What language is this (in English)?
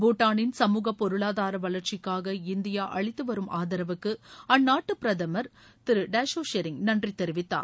Tamil